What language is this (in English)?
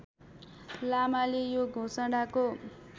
Nepali